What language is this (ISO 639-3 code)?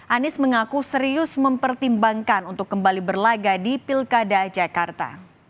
ind